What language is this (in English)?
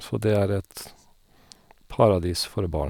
Norwegian